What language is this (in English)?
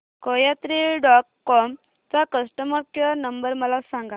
Marathi